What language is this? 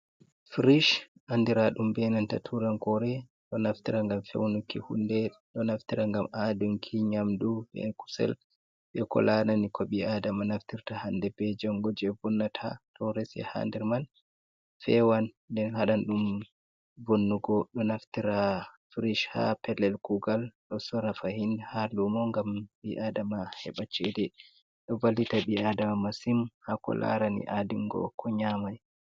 Fula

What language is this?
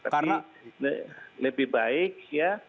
Indonesian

